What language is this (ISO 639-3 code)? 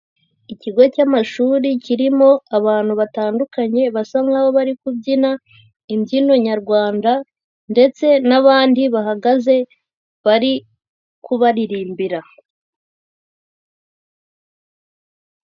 kin